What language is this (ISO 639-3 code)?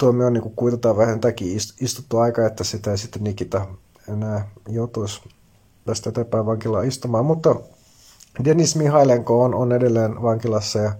fin